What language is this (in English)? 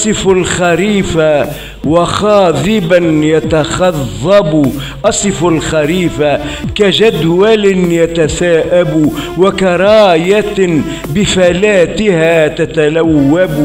Arabic